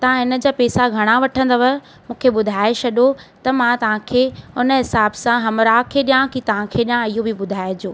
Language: Sindhi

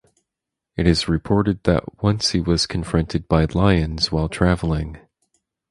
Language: English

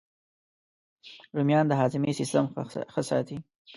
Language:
Pashto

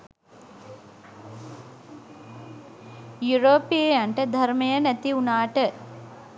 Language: Sinhala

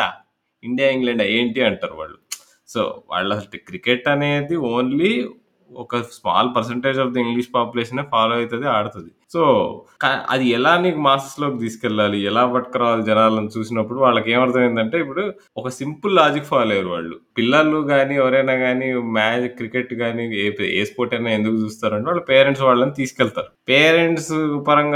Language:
Telugu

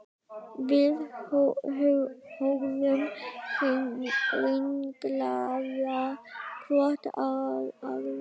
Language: Icelandic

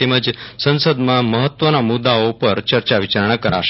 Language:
Gujarati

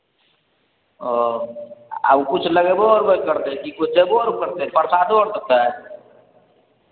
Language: Maithili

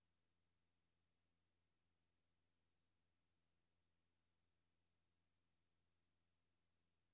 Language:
Danish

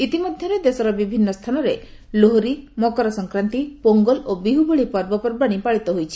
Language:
Odia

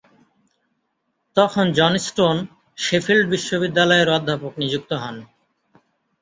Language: Bangla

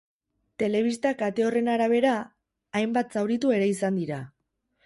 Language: Basque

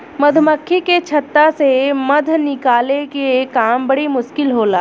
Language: Bhojpuri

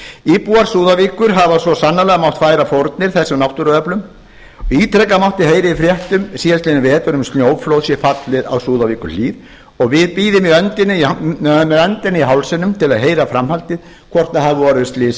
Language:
Icelandic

